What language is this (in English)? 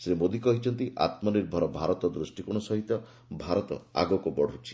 Odia